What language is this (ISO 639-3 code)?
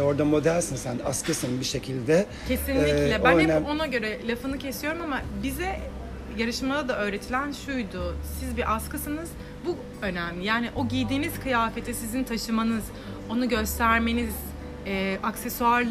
tur